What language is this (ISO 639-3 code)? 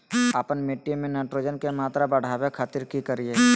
mag